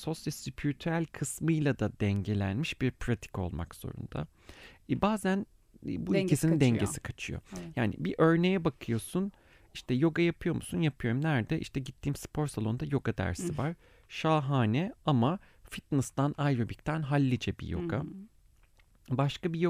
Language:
Turkish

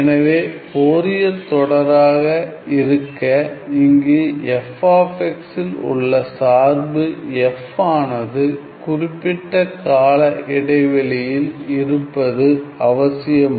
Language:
Tamil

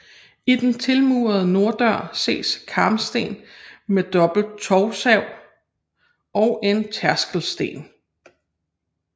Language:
Danish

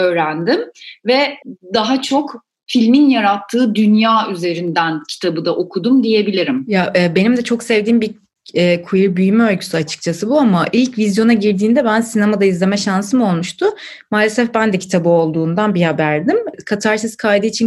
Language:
Turkish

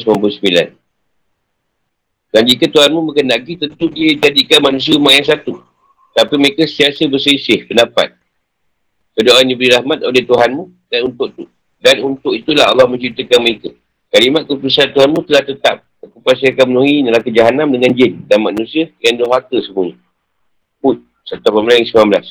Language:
Malay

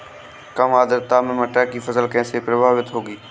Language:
Hindi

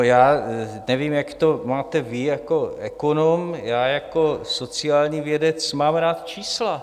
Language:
Czech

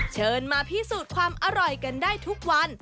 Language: Thai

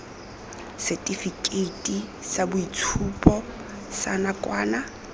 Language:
Tswana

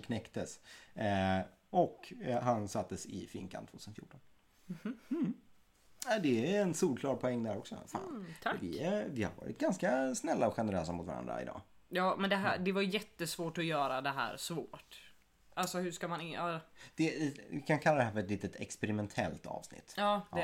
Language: Swedish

